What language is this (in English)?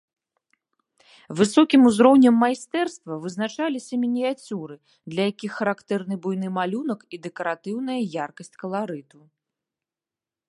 Belarusian